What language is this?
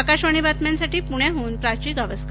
Marathi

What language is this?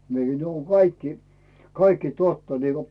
Finnish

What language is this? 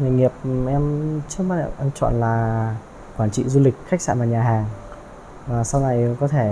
Vietnamese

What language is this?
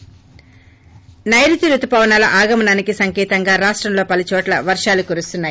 Telugu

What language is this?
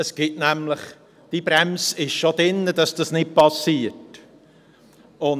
Swiss German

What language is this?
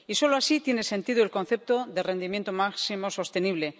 Spanish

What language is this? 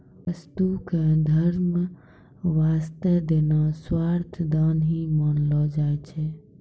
Maithili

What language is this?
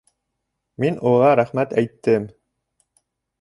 Bashkir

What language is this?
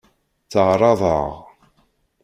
Kabyle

